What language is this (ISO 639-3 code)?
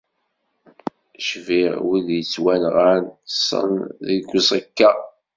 kab